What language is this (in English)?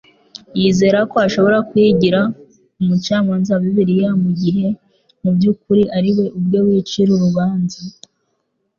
Kinyarwanda